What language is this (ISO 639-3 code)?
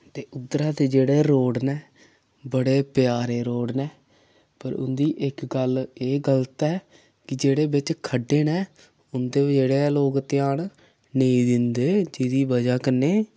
doi